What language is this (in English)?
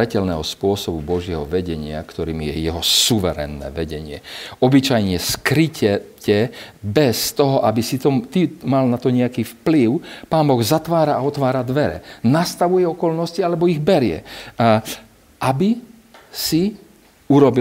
Slovak